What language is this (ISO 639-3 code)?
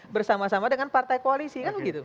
ind